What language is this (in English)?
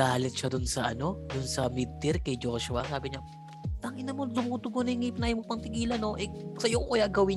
Filipino